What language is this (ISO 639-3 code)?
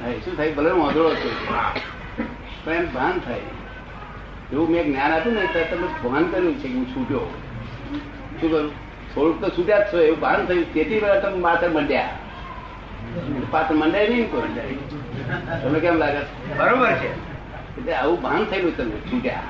guj